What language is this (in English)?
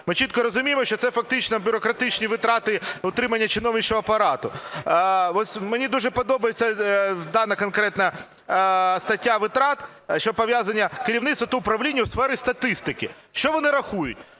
Ukrainian